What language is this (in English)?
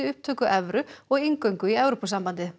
Icelandic